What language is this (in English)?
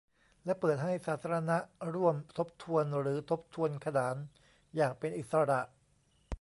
Thai